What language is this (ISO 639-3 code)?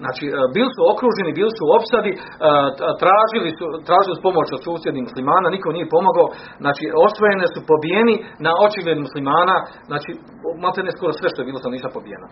hrv